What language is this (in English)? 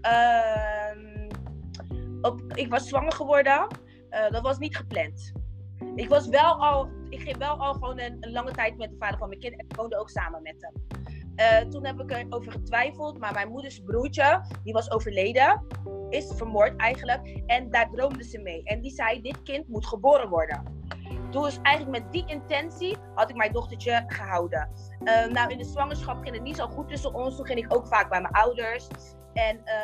Dutch